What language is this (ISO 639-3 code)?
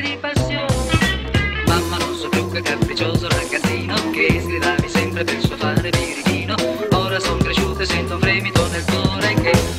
ita